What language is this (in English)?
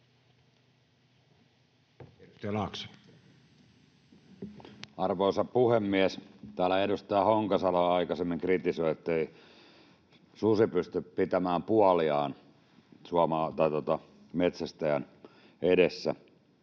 Finnish